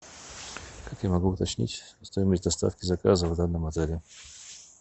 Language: Russian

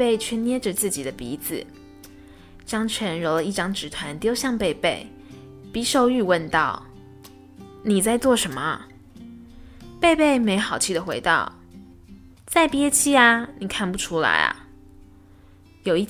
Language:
Chinese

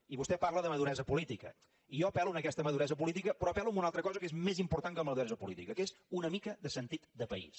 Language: Catalan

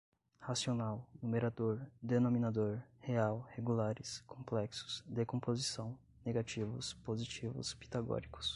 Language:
Portuguese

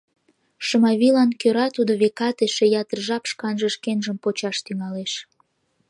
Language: Mari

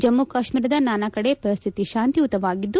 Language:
Kannada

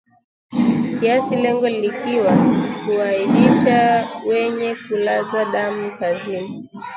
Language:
Swahili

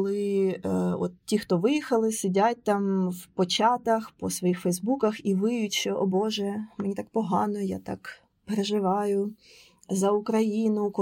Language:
Ukrainian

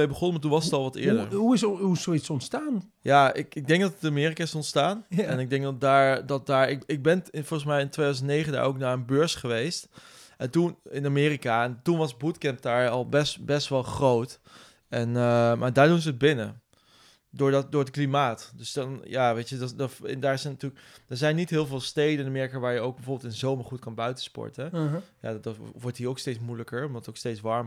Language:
Dutch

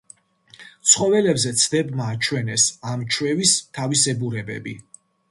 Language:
Georgian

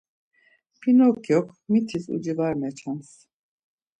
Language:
Laz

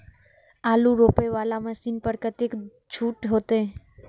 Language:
Maithili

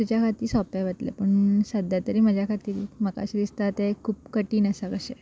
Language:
Konkani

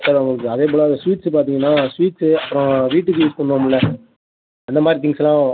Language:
Tamil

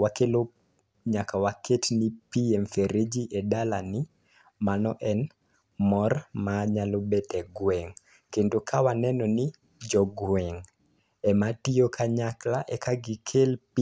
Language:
Luo (Kenya and Tanzania)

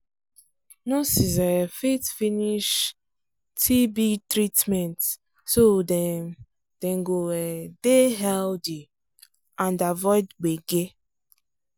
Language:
Nigerian Pidgin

